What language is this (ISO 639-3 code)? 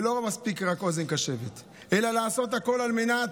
heb